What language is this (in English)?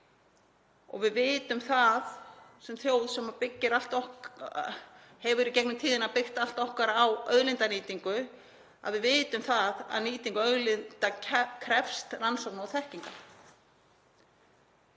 Icelandic